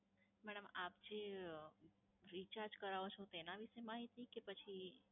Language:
Gujarati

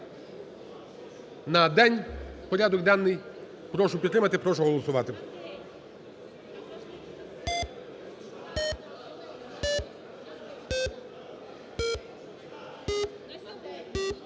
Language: Ukrainian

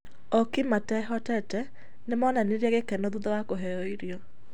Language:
Kikuyu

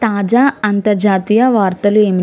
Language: Telugu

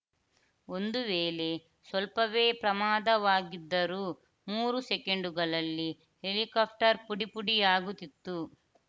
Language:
Kannada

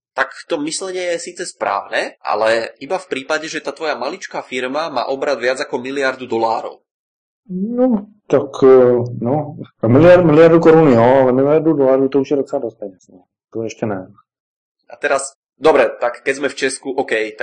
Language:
Czech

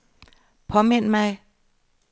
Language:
Danish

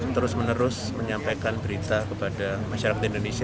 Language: Indonesian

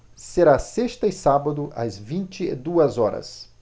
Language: Portuguese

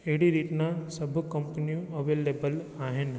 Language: Sindhi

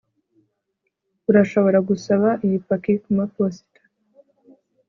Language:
Kinyarwanda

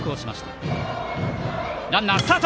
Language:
Japanese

